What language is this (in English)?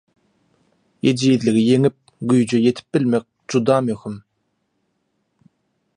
Turkmen